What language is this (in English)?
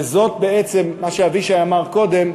Hebrew